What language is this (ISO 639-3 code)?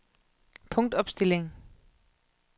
dan